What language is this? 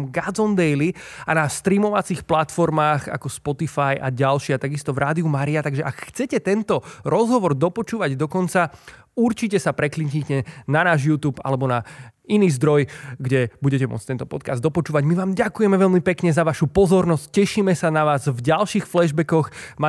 Slovak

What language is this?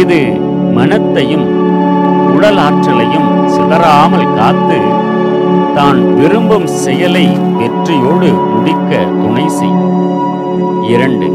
Tamil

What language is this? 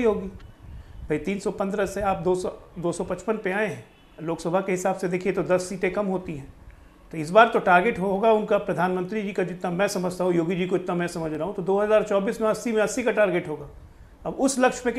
Hindi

